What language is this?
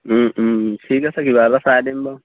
Assamese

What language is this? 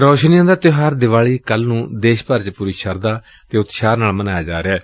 Punjabi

